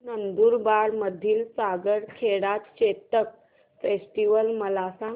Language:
Marathi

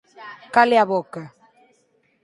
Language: Galician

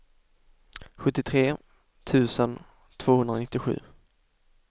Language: Swedish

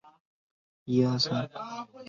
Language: Chinese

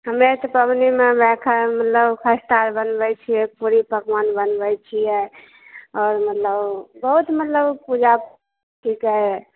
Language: Maithili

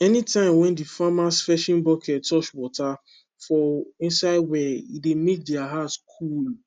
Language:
Nigerian Pidgin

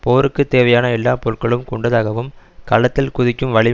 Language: Tamil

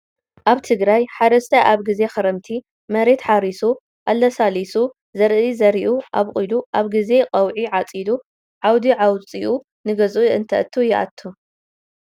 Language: Tigrinya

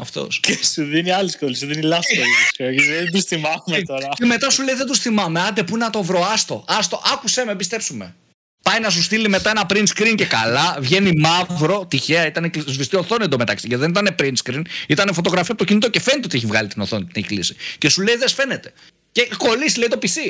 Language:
Greek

